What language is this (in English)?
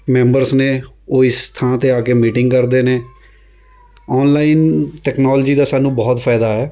Punjabi